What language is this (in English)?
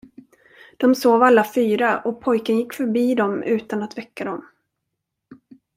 Swedish